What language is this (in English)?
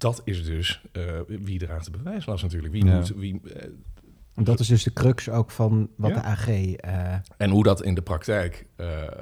Dutch